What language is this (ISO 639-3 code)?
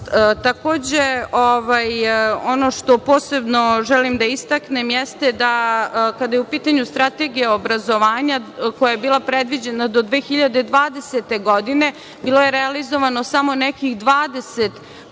srp